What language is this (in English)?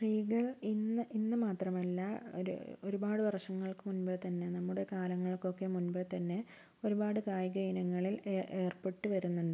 Malayalam